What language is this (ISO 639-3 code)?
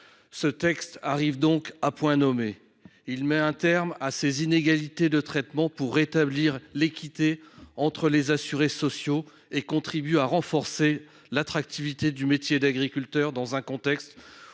fra